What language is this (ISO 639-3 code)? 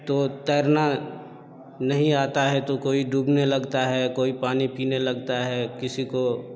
hin